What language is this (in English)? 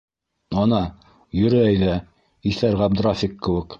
Bashkir